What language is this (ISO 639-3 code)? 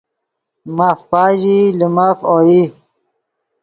ydg